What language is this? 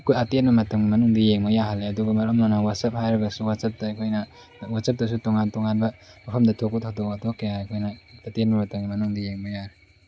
Manipuri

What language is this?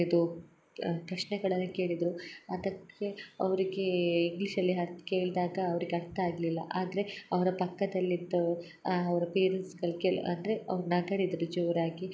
Kannada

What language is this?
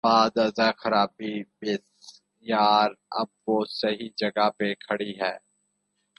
Urdu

